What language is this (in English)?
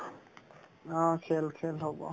Assamese